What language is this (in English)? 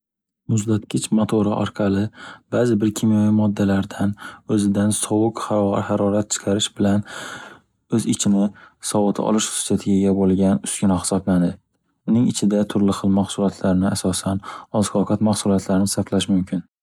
Uzbek